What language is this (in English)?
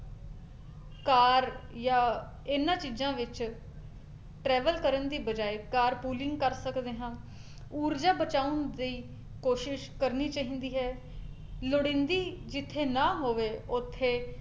Punjabi